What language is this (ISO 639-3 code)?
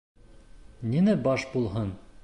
bak